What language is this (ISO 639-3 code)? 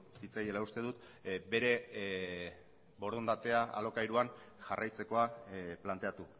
eus